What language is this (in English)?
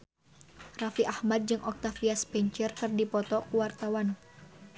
Sundanese